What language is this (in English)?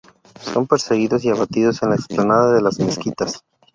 Spanish